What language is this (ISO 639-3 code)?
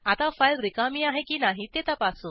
mar